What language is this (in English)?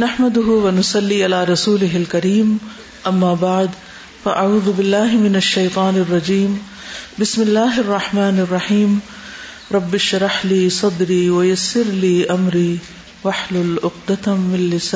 Urdu